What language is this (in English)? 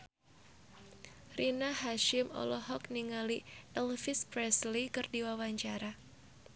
Sundanese